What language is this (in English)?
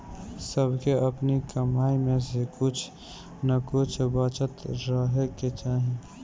Bhojpuri